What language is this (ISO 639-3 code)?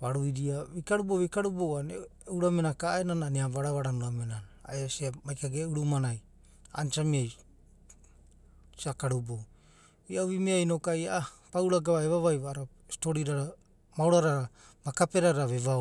kbt